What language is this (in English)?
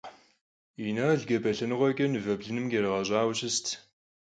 Kabardian